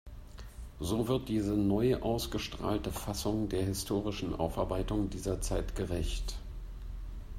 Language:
German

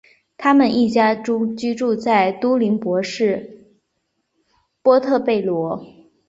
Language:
Chinese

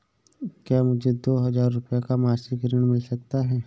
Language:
Hindi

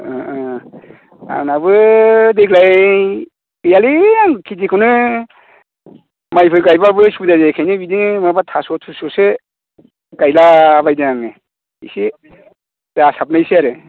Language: Bodo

